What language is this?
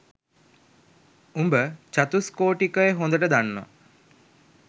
Sinhala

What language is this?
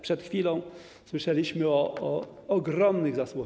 Polish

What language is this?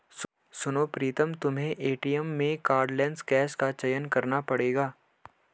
Hindi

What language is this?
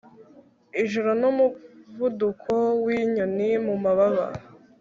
Kinyarwanda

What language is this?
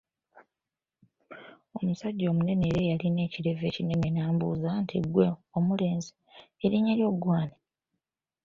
Ganda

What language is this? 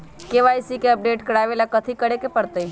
Magahi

